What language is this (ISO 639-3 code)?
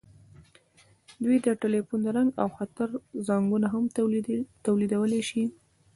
pus